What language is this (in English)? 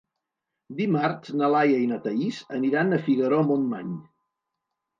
Catalan